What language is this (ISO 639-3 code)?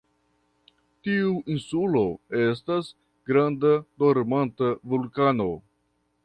epo